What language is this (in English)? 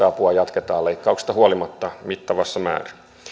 Finnish